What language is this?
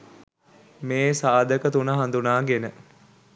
Sinhala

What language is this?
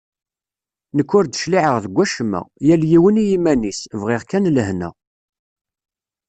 Kabyle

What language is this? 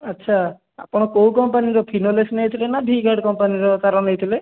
Odia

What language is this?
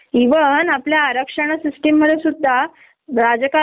Marathi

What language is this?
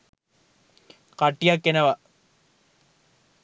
Sinhala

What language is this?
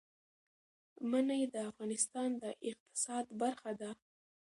Pashto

